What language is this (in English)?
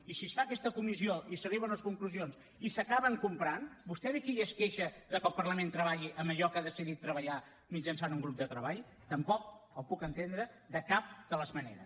Catalan